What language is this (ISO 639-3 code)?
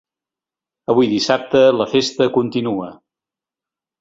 cat